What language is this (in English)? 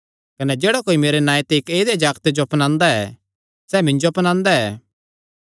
Kangri